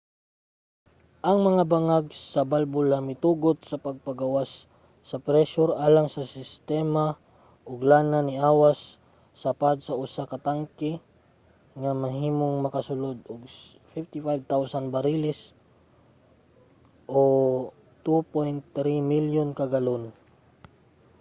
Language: Cebuano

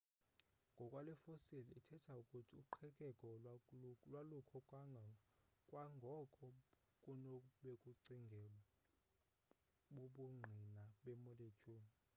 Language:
Xhosa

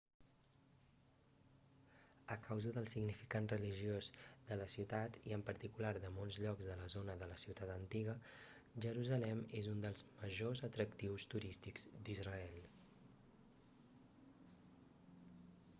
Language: Catalan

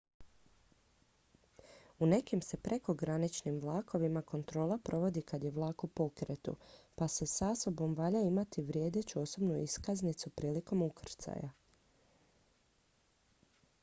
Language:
Croatian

